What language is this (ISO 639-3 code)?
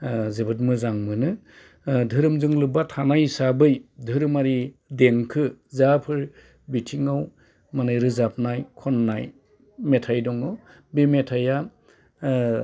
brx